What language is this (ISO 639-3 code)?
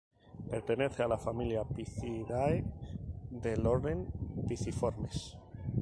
spa